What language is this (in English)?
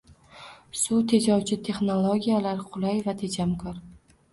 Uzbek